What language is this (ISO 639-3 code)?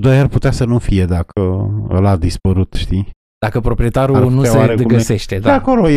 ron